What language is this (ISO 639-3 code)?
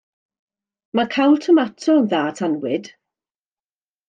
cym